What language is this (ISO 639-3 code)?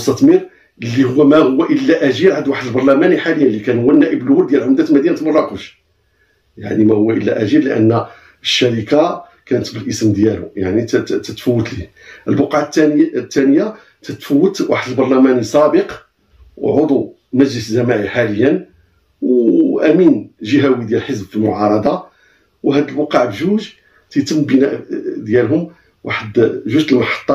ara